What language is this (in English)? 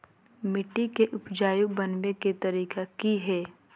Magahi